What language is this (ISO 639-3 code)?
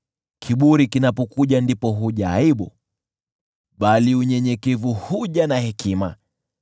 swa